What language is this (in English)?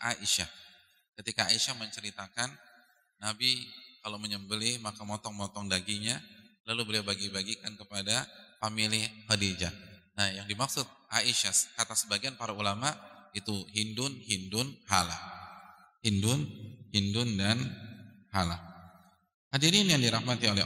Indonesian